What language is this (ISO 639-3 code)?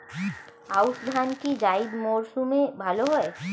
ben